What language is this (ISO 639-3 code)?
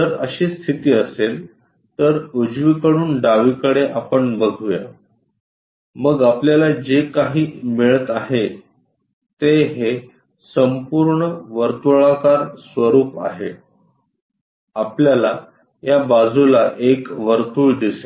mar